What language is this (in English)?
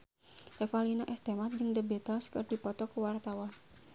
Sundanese